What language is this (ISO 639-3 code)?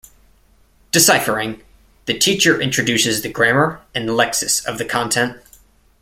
eng